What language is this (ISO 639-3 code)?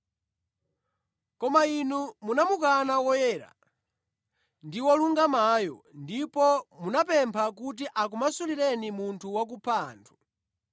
nya